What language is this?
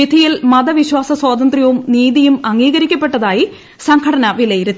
Malayalam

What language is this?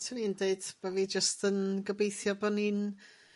Welsh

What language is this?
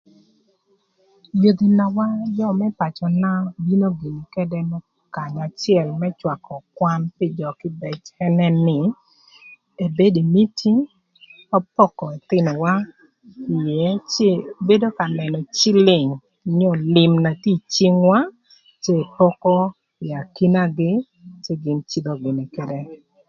Thur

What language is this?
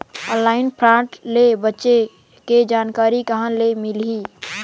Chhattisgarhi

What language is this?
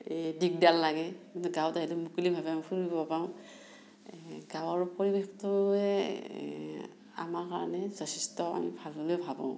Assamese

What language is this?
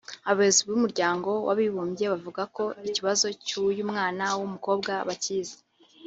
Kinyarwanda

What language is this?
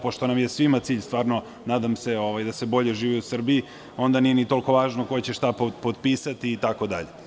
Serbian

